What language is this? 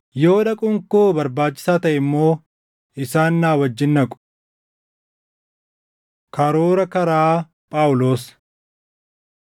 Oromo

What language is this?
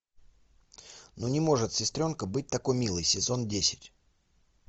Russian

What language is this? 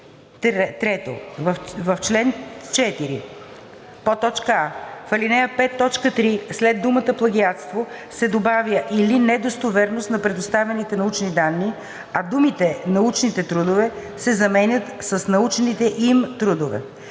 Bulgarian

